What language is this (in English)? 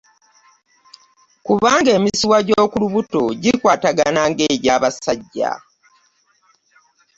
Ganda